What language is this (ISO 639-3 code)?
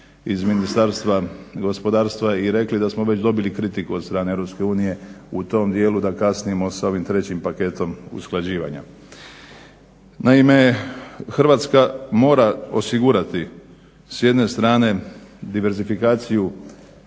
hrv